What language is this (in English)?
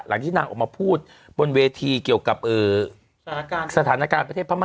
Thai